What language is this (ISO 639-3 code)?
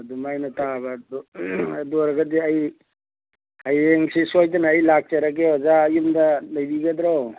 mni